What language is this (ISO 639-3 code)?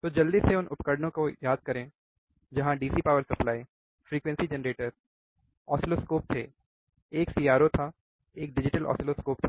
hin